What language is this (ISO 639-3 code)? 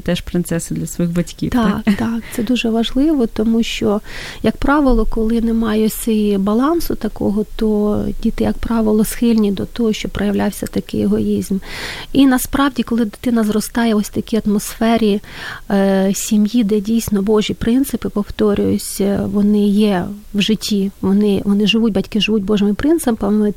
ukr